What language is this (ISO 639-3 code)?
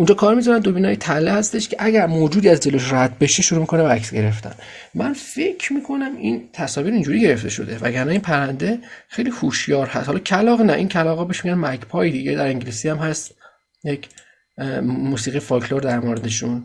fas